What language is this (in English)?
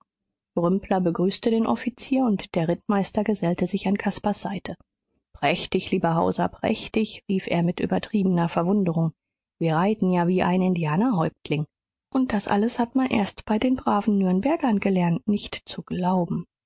German